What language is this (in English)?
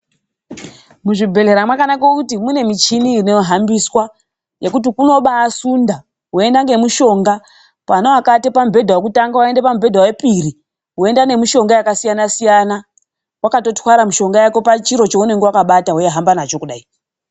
Ndau